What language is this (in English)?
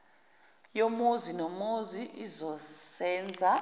Zulu